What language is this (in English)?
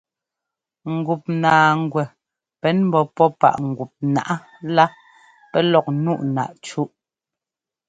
Ngomba